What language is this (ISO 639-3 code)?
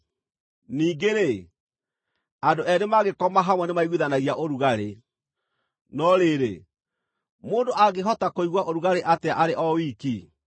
kik